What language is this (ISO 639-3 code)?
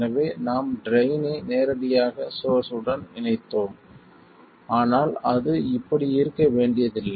tam